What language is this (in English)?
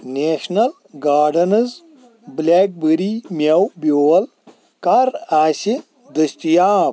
Kashmiri